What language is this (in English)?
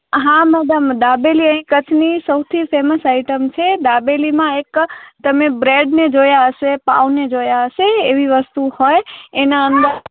Gujarati